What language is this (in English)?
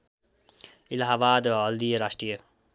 Nepali